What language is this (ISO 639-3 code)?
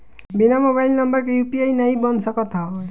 bho